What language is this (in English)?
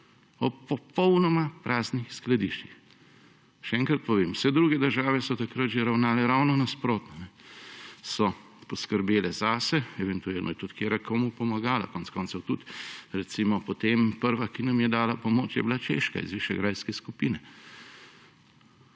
Slovenian